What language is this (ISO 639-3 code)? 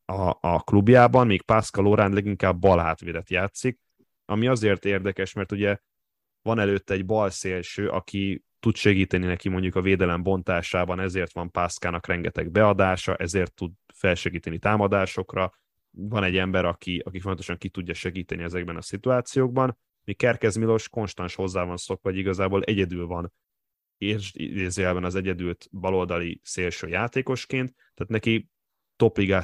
hun